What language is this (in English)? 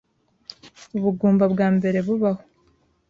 Kinyarwanda